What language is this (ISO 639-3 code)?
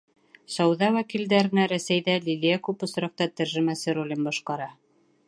bak